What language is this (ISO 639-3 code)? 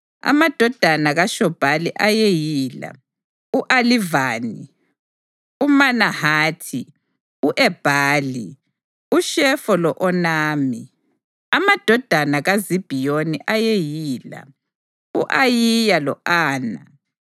nde